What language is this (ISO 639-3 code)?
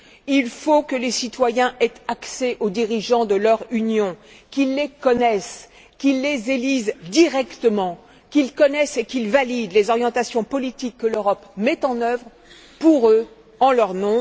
fra